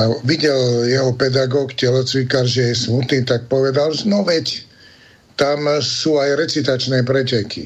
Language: Slovak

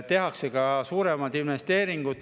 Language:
Estonian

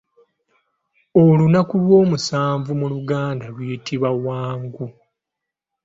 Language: Ganda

